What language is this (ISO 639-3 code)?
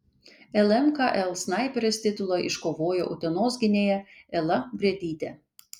lit